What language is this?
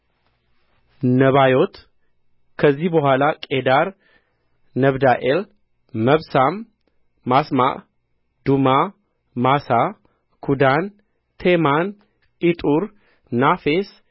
Amharic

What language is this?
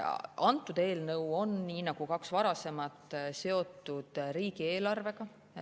Estonian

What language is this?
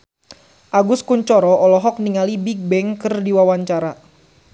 Sundanese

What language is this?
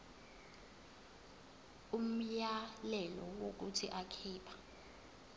Zulu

